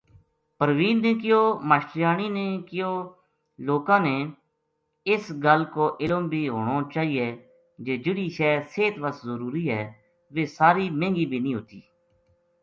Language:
Gujari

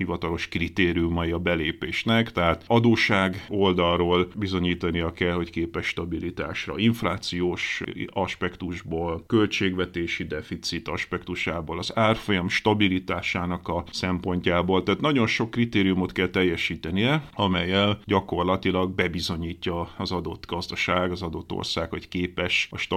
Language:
Hungarian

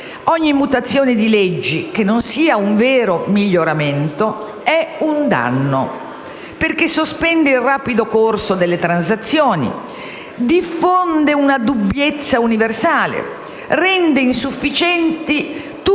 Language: Italian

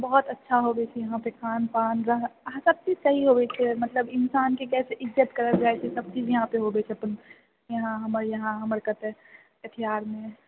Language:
Maithili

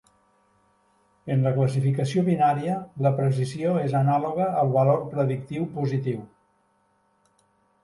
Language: Catalan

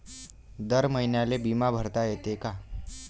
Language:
Marathi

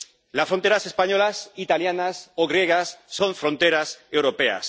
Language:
Spanish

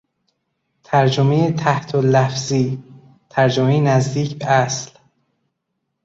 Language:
Persian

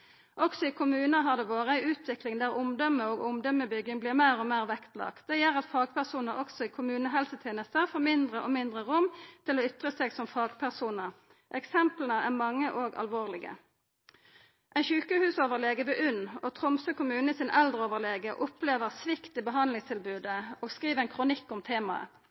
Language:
Norwegian Nynorsk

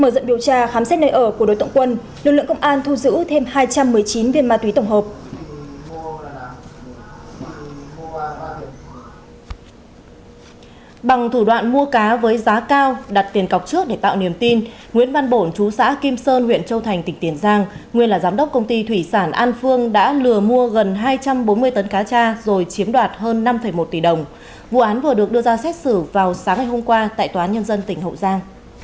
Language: Vietnamese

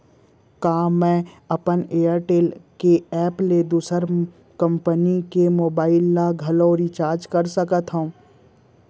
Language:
Chhattisgarhi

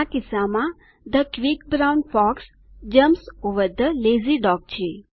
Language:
Gujarati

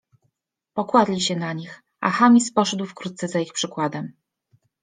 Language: Polish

